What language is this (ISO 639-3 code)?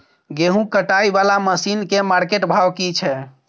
mai